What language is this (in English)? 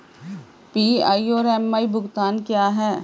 Hindi